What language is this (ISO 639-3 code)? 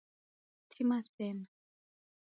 dav